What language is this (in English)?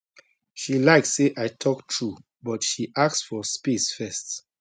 Nigerian Pidgin